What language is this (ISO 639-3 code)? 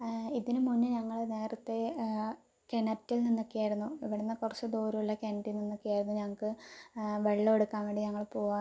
mal